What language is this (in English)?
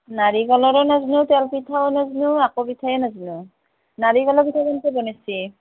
Assamese